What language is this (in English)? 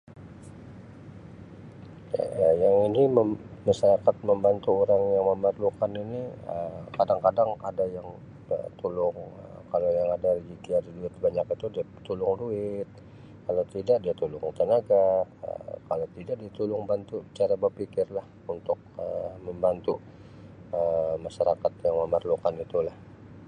Sabah Malay